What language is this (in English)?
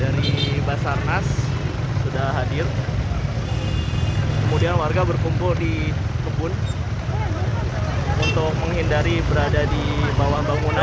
Indonesian